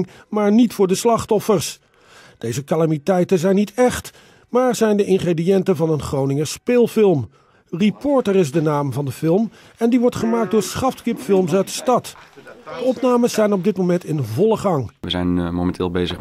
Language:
Dutch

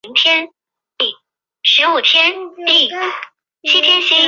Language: Chinese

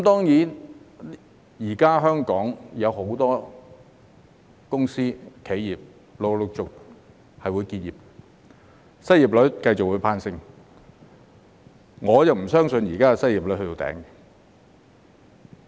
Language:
Cantonese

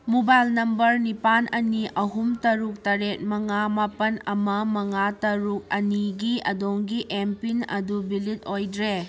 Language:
Manipuri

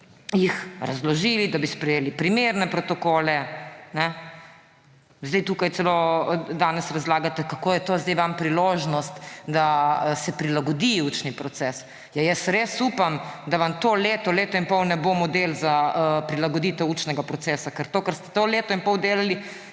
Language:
Slovenian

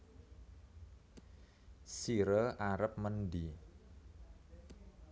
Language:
Javanese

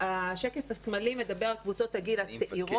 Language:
Hebrew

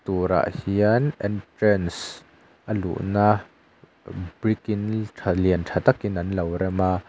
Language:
Mizo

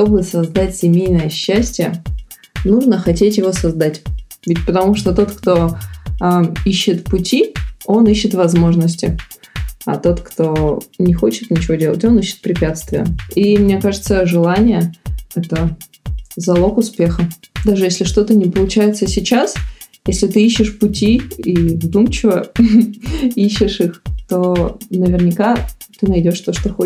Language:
Russian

